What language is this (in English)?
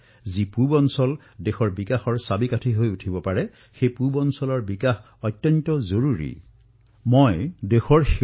Assamese